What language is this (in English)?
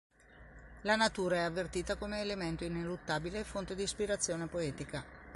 Italian